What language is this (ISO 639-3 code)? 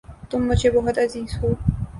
urd